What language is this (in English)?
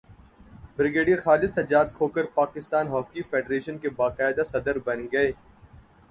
Urdu